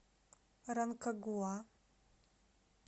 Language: Russian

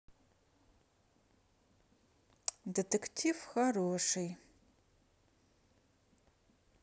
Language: Russian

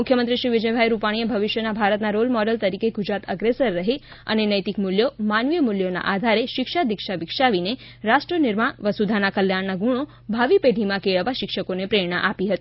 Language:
Gujarati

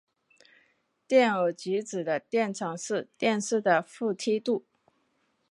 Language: Chinese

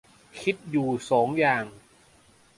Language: Thai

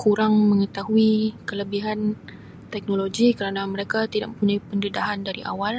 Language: Sabah Malay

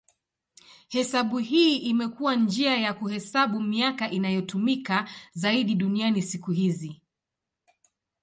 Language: Swahili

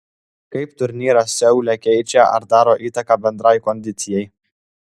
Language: Lithuanian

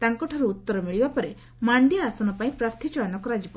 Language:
Odia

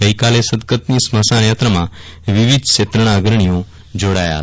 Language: Gujarati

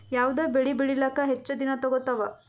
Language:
Kannada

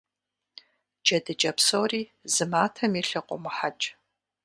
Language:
Kabardian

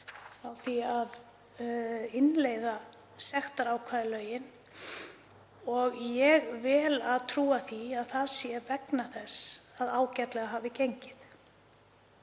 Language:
Icelandic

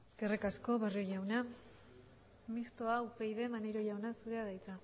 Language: Basque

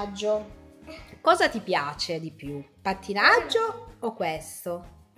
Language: Italian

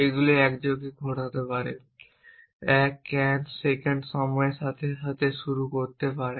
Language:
Bangla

